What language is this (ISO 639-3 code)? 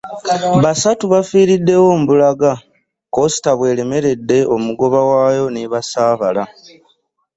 lug